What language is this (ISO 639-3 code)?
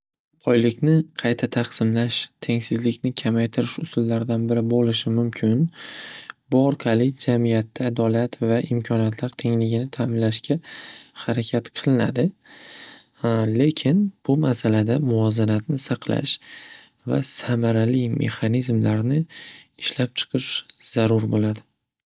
uzb